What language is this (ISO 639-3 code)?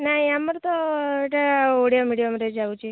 ori